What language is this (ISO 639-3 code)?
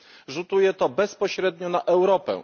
pol